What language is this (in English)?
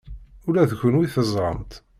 Kabyle